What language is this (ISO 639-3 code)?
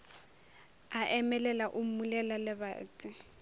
nso